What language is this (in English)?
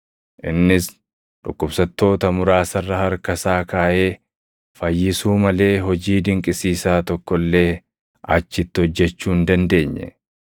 Oromo